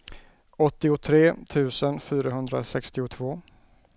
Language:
Swedish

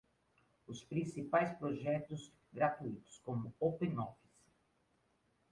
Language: Portuguese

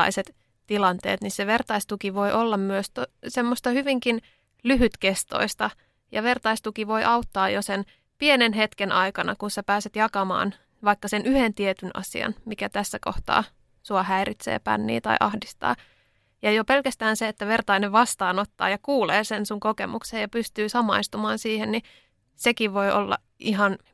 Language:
Finnish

